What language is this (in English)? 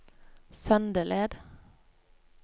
Norwegian